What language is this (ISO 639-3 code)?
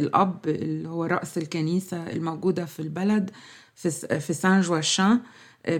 ara